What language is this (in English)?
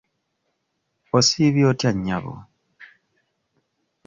Ganda